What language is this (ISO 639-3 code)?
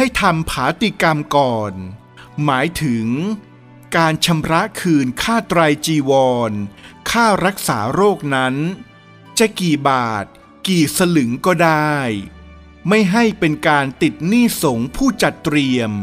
tha